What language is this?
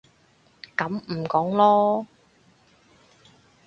Cantonese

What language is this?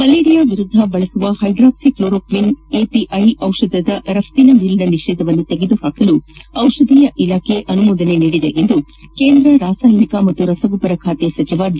Kannada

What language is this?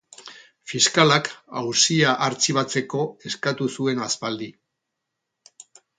Basque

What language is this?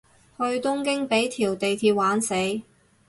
Cantonese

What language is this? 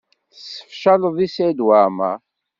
Kabyle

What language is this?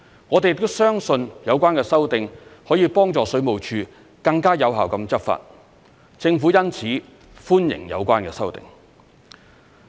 Cantonese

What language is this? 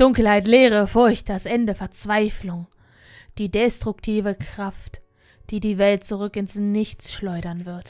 German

